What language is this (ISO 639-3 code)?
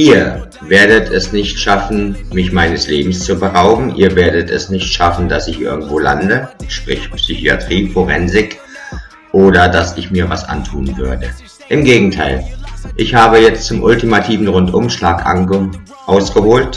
deu